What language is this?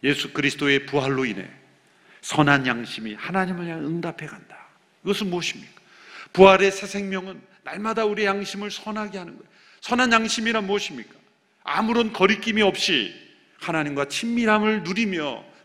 Korean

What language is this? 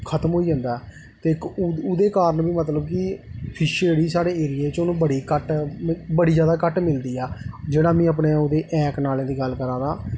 Dogri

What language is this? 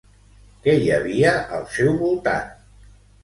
Catalan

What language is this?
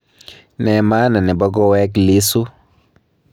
Kalenjin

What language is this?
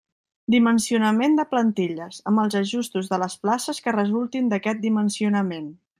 Catalan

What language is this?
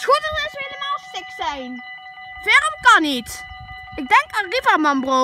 Dutch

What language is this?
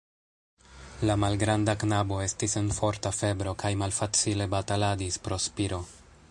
Esperanto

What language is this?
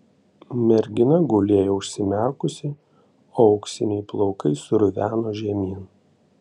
Lithuanian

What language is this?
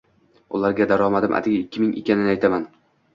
Uzbek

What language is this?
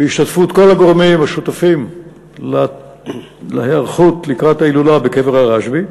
Hebrew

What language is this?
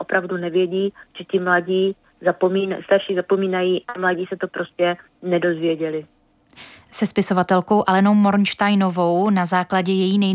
Czech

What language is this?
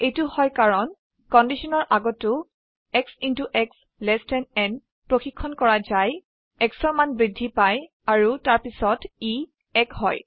Assamese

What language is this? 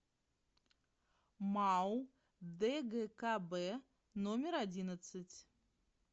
Russian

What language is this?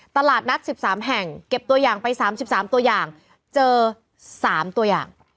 Thai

